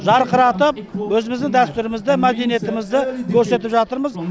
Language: Kazakh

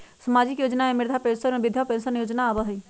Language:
Magahi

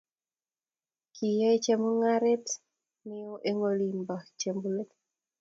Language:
Kalenjin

